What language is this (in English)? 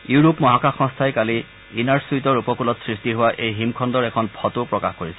Assamese